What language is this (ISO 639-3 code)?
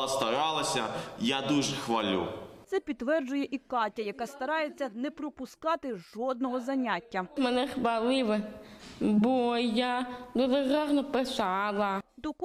ukr